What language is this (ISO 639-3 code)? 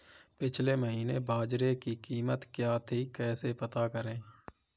hin